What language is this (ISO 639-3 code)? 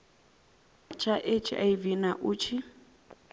ven